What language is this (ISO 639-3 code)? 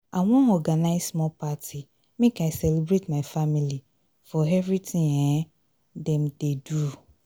pcm